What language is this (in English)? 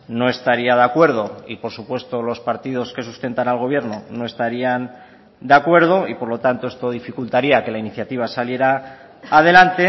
Spanish